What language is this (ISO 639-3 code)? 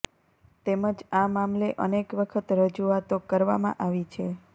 guj